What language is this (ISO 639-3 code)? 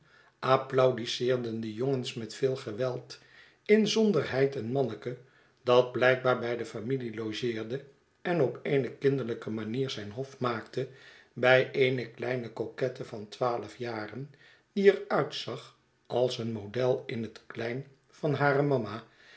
nld